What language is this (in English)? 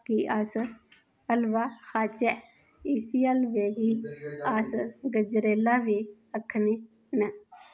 Dogri